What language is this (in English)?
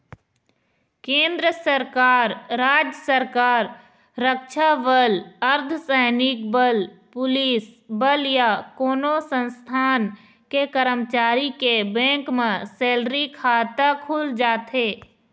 Chhattisgarhi